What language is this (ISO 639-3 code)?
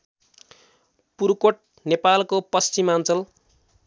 nep